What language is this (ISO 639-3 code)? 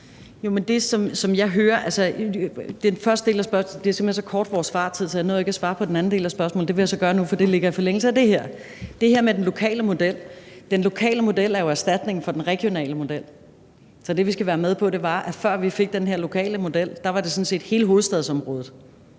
dan